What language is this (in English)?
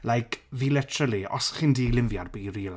Welsh